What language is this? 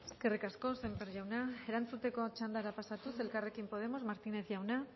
Basque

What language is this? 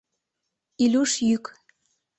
Mari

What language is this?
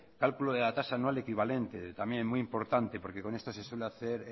Spanish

